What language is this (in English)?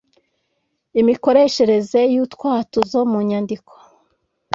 Kinyarwanda